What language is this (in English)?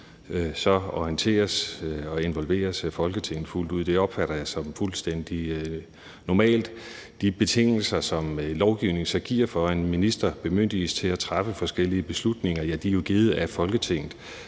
Danish